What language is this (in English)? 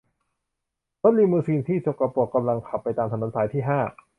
Thai